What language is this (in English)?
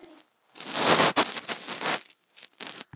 Icelandic